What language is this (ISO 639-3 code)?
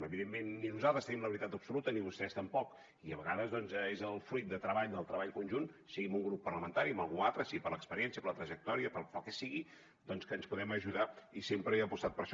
cat